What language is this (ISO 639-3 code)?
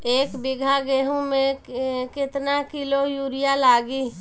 bho